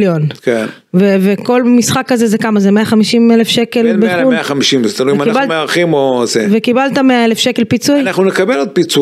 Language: Hebrew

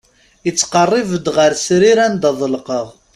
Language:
Kabyle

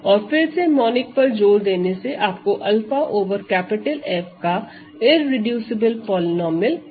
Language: Hindi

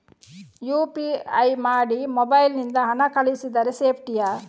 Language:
Kannada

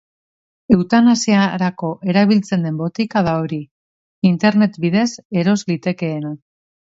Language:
Basque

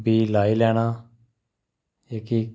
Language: Dogri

